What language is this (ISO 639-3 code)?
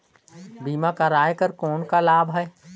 hne